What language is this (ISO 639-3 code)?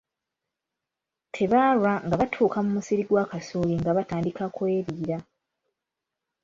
lug